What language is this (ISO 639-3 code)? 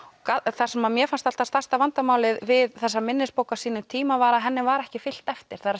isl